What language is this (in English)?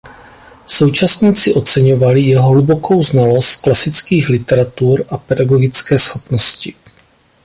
Czech